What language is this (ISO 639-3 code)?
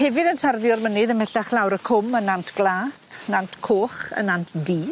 cym